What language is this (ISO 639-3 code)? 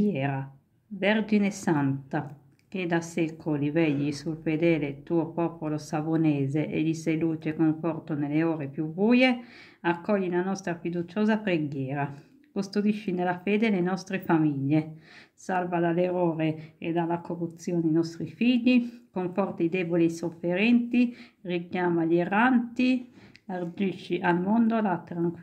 ita